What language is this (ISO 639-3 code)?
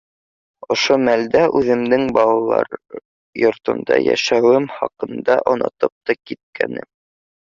bak